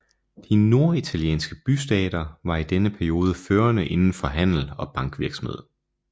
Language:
Danish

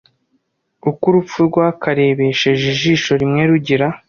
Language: Kinyarwanda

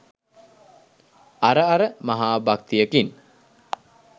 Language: Sinhala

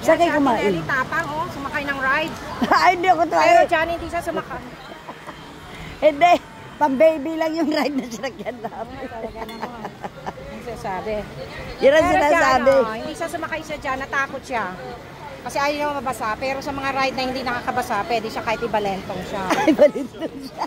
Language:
Filipino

